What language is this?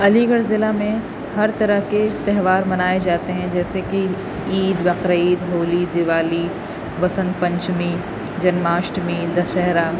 Urdu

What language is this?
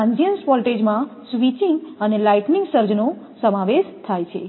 Gujarati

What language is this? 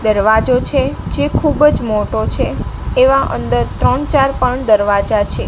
Gujarati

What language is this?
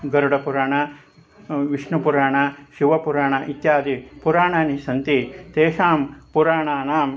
Sanskrit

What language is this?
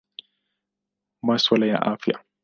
Swahili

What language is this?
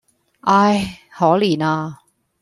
Cantonese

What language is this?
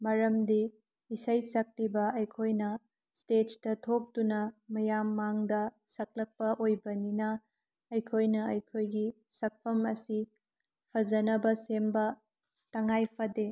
Manipuri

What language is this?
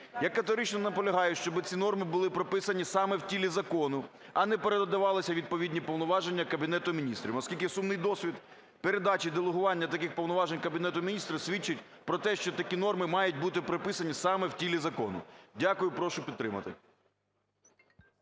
Ukrainian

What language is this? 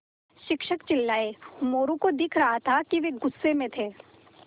Hindi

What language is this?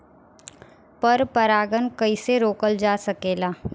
Bhojpuri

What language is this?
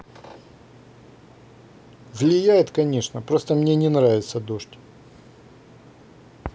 Russian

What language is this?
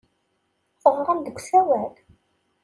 Kabyle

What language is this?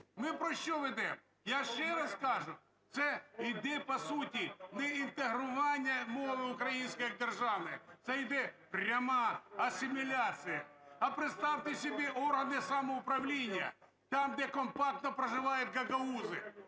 Ukrainian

